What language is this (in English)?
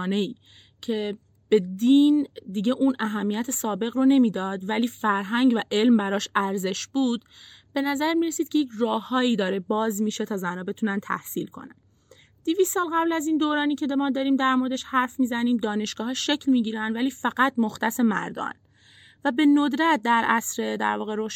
Persian